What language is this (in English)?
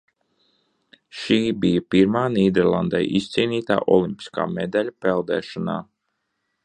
Latvian